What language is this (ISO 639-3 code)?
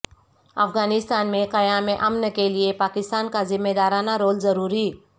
urd